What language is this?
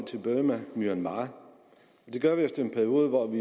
Danish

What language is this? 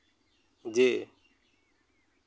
Santali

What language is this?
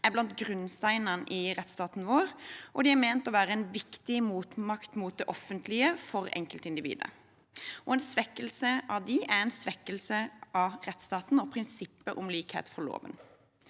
Norwegian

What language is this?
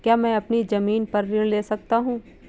Hindi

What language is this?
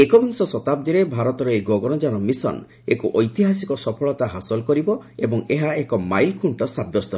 Odia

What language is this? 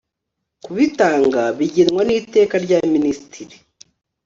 Kinyarwanda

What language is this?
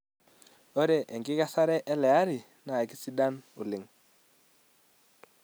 Masai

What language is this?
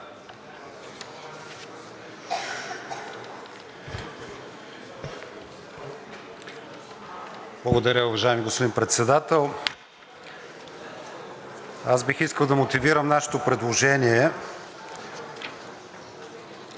Bulgarian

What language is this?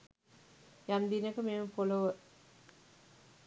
Sinhala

